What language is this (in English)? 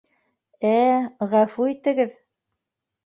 Bashkir